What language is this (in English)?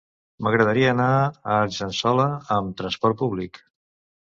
Catalan